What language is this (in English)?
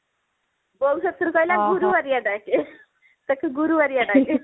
Odia